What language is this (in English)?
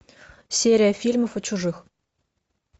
Russian